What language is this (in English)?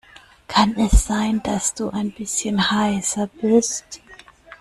German